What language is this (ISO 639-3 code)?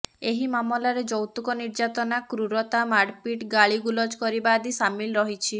ori